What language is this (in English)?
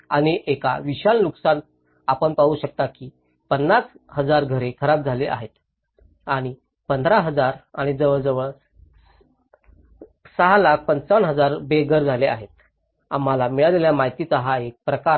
Marathi